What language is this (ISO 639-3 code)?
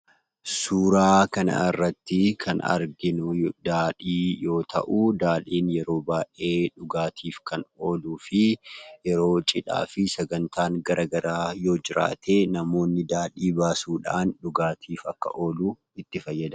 orm